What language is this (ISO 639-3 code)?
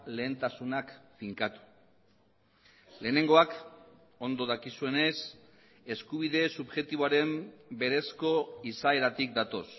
eus